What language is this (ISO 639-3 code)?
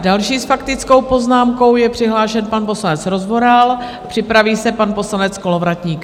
ces